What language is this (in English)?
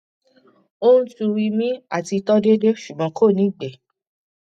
Yoruba